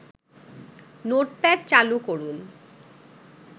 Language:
Bangla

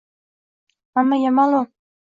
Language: Uzbek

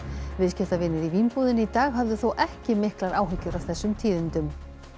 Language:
Icelandic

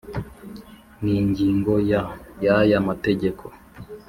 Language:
Kinyarwanda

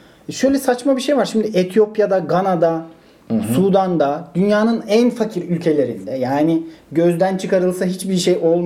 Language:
Turkish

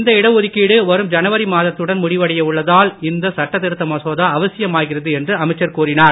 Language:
Tamil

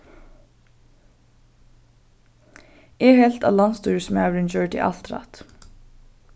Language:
Faroese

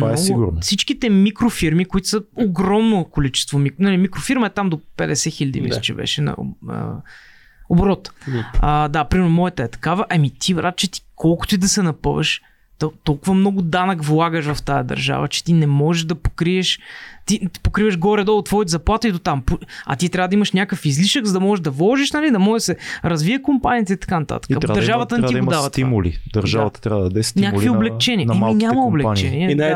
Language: Bulgarian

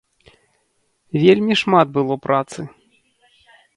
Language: Belarusian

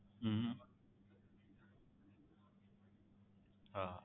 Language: Gujarati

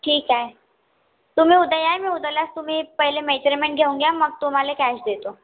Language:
Marathi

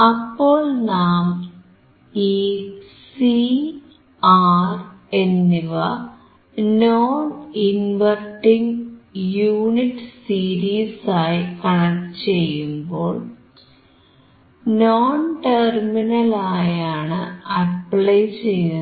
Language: Malayalam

